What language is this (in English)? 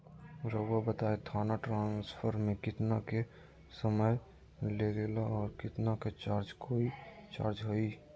Magahi